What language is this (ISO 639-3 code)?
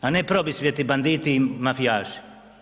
hrv